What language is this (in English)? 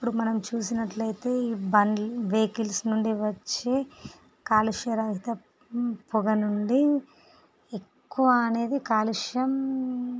Telugu